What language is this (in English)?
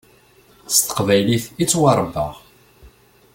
Kabyle